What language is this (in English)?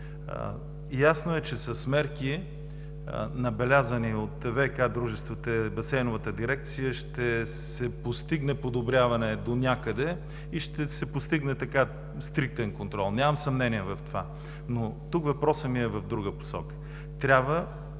Bulgarian